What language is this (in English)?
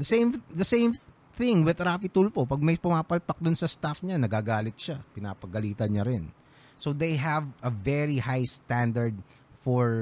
Filipino